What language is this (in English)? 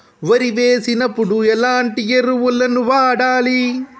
Telugu